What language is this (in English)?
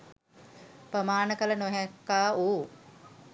Sinhala